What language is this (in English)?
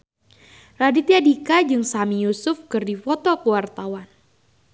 Sundanese